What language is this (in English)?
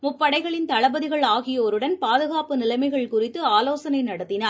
Tamil